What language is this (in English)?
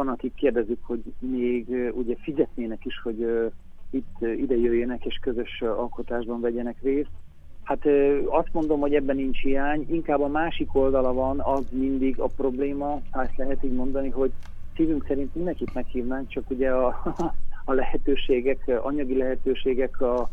Hungarian